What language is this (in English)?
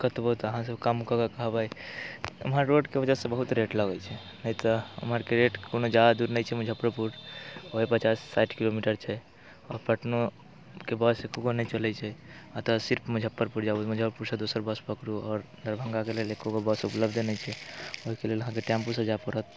Maithili